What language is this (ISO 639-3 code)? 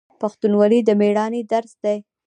pus